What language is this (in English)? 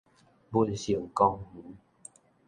Min Nan Chinese